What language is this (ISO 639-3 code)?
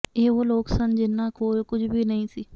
pan